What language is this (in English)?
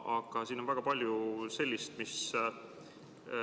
Estonian